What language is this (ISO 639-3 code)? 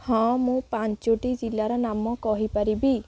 ori